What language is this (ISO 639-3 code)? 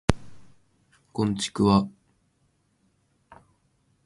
jpn